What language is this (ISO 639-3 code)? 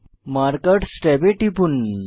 ben